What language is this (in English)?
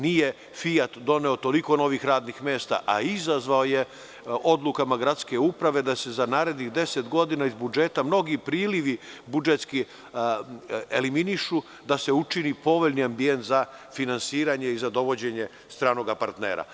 Serbian